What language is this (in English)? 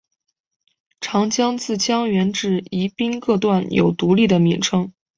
Chinese